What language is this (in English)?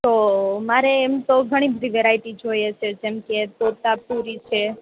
Gujarati